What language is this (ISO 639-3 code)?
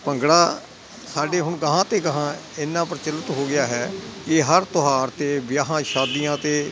pan